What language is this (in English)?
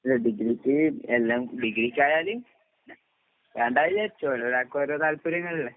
Malayalam